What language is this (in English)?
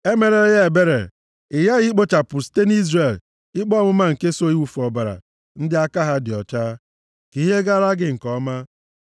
Igbo